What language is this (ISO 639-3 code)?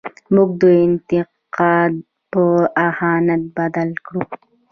pus